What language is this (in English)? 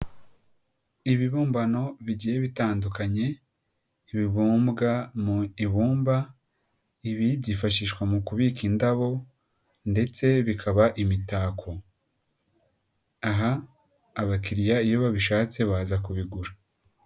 Kinyarwanda